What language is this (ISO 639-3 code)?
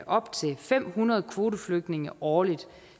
dan